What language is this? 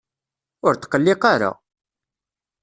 Kabyle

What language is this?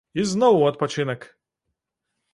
Belarusian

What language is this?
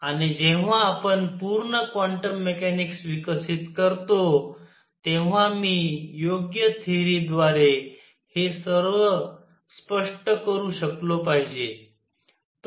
Marathi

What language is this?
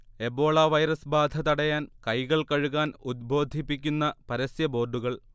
Malayalam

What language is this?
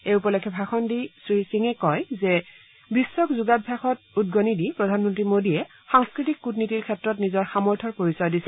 Assamese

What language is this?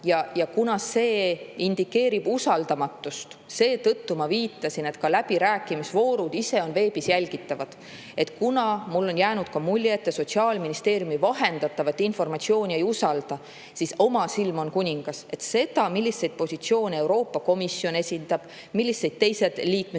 Estonian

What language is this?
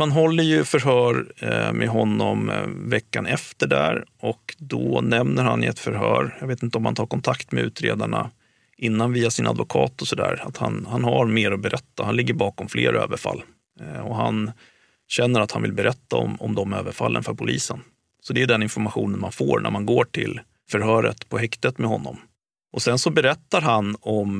Swedish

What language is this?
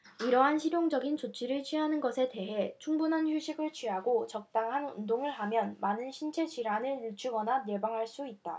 Korean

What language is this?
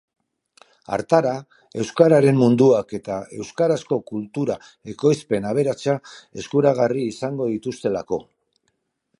Basque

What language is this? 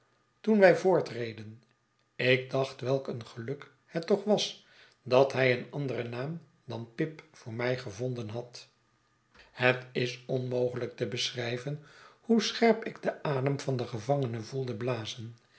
Dutch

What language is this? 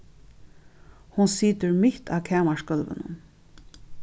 Faroese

